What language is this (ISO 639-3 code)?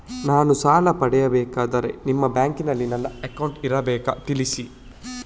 kan